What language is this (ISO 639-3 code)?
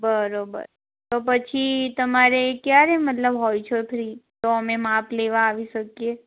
guj